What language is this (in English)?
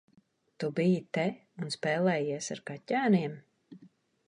Latvian